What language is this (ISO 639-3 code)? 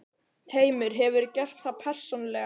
isl